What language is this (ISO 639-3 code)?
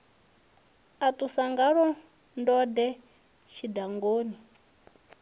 ven